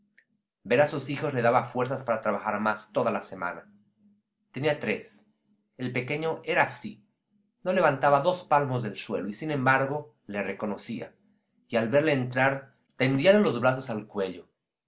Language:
Spanish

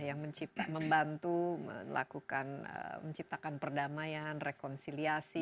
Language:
Indonesian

